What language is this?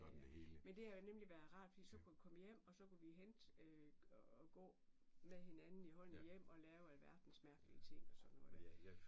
Danish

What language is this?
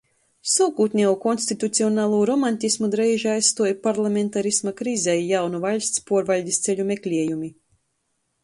Latgalian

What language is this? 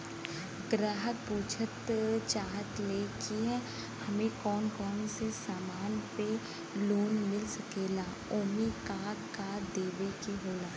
Bhojpuri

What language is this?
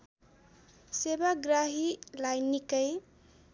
Nepali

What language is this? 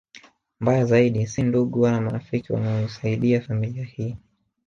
Swahili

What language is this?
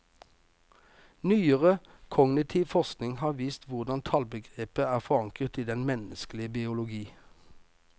Norwegian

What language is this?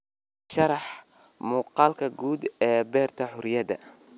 Somali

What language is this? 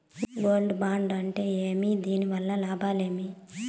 Telugu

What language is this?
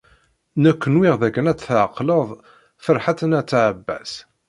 Kabyle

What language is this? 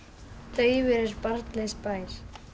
Icelandic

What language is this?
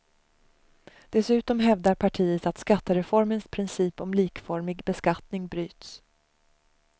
Swedish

